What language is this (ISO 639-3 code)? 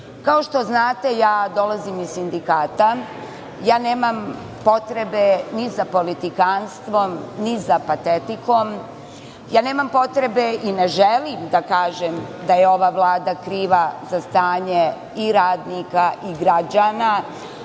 srp